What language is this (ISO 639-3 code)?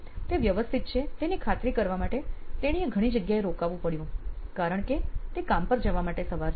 guj